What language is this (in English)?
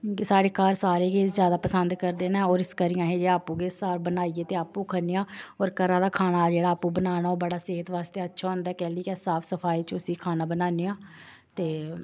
Dogri